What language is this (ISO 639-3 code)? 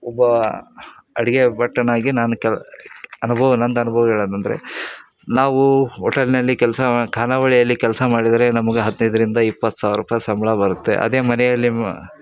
kan